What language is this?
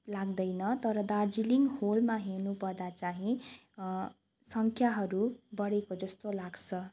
Nepali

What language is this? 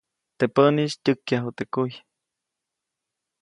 Copainalá Zoque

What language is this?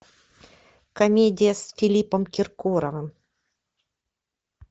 Russian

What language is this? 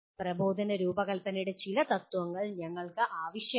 Malayalam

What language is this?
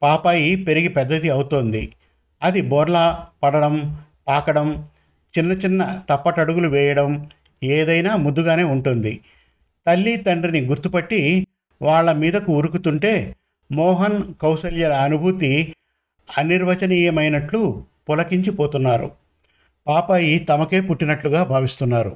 Telugu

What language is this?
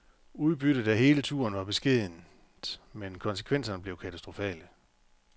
Danish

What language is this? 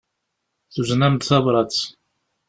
Kabyle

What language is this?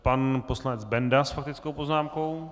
Czech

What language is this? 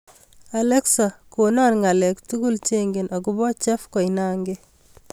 Kalenjin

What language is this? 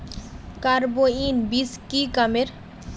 Magahi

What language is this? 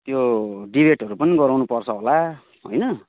Nepali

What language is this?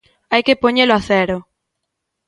Galician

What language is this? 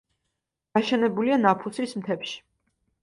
Georgian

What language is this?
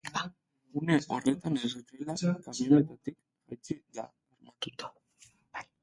Basque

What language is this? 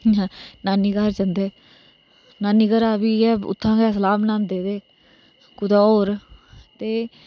Dogri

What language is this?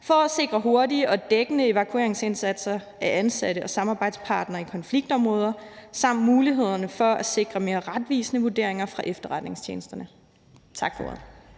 Danish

